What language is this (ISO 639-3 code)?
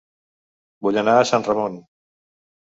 cat